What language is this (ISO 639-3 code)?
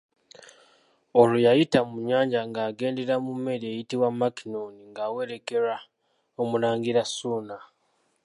lug